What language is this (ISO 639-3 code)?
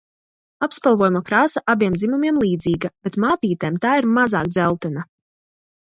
lav